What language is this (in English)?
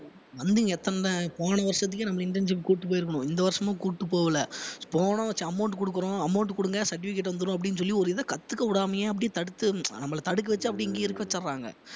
Tamil